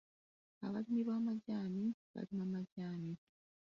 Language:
Ganda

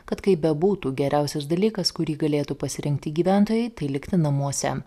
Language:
Lithuanian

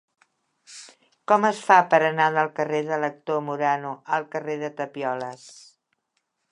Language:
Catalan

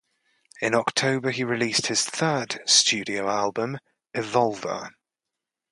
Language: English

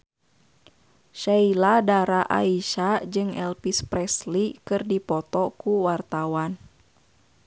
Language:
Sundanese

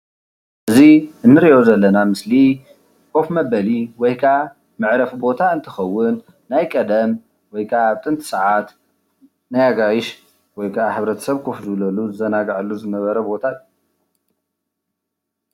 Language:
Tigrinya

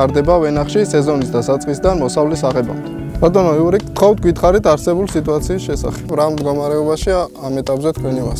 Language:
Romanian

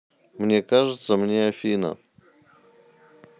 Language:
Russian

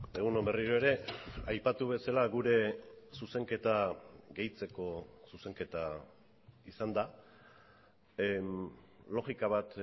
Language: Basque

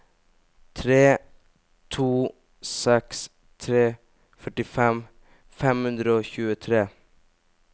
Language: Norwegian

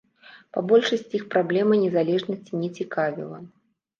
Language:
Belarusian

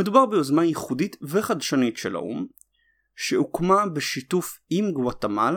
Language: Hebrew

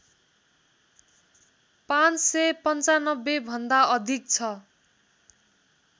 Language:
Nepali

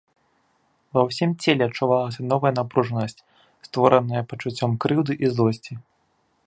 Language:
Belarusian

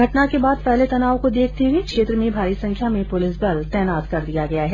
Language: Hindi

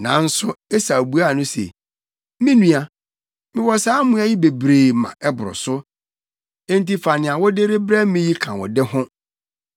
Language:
Akan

